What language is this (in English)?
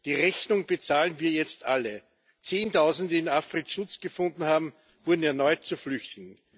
German